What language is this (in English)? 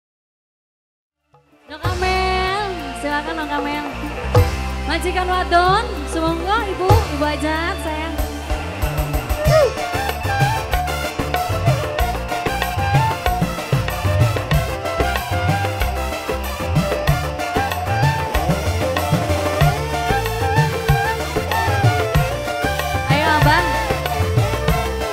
Indonesian